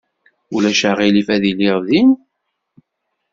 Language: Kabyle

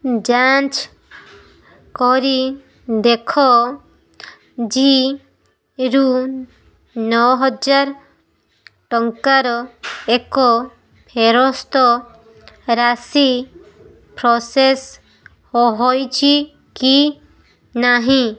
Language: Odia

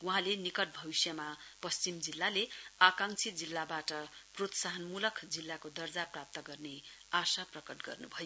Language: Nepali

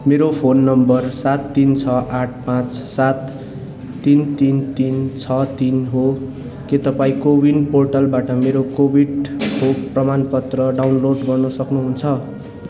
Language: Nepali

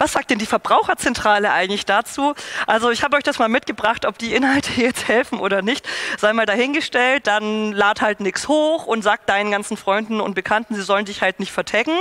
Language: German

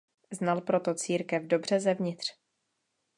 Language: Czech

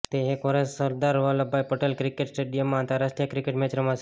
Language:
Gujarati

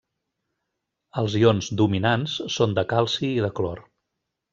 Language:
Catalan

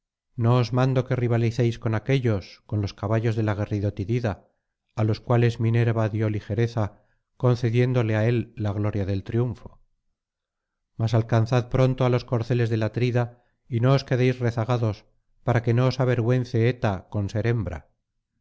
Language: Spanish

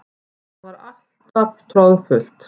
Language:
Icelandic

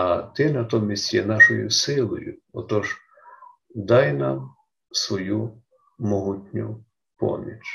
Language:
Ukrainian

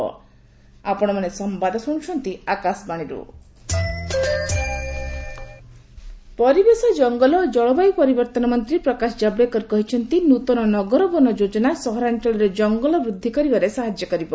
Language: Odia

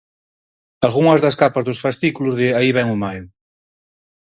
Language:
Galician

